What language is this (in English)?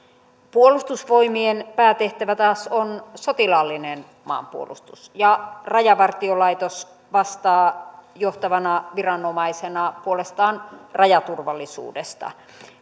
Finnish